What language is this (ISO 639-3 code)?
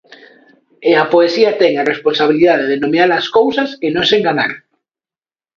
glg